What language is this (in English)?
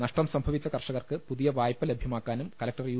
Malayalam